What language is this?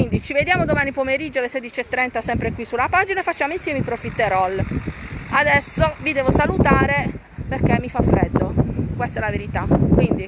Italian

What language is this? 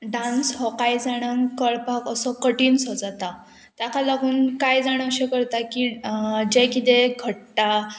Konkani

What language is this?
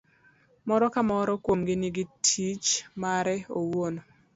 Luo (Kenya and Tanzania)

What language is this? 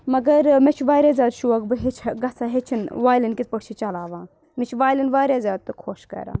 Kashmiri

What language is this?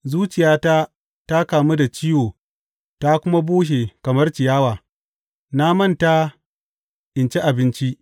Hausa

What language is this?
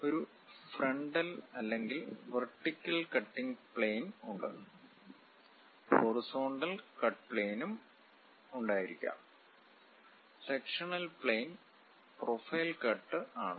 Malayalam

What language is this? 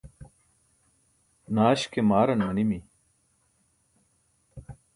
Burushaski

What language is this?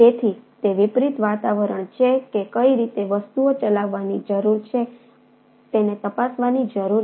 Gujarati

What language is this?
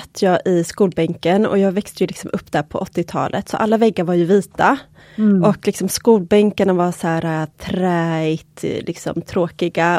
Swedish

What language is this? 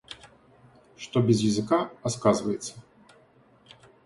Russian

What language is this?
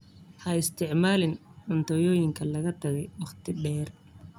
Somali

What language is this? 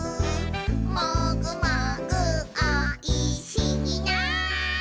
Japanese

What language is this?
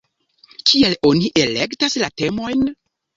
Esperanto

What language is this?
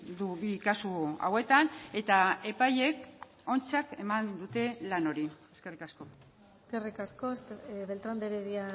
Basque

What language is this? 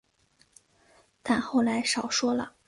Chinese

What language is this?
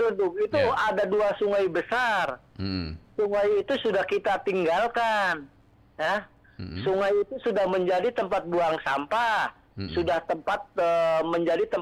Indonesian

